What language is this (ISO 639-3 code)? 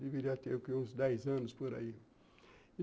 por